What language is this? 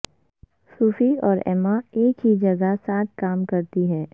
Urdu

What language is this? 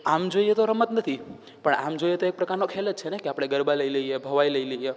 Gujarati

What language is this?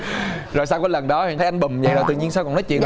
Vietnamese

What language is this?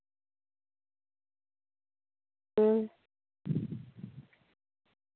Santali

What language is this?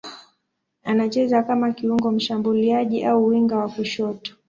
Swahili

